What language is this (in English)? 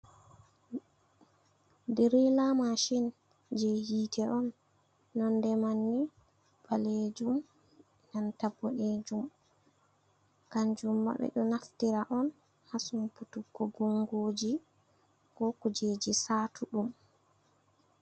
Fula